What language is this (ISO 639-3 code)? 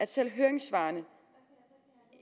dan